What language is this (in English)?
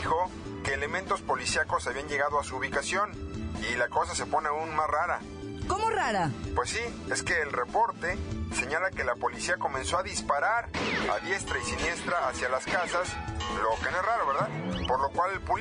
Spanish